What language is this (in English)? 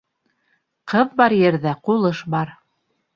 Bashkir